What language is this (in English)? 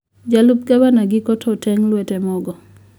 Luo (Kenya and Tanzania)